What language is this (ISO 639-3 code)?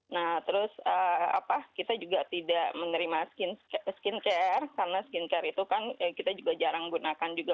ind